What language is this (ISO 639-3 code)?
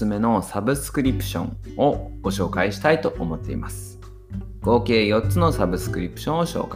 jpn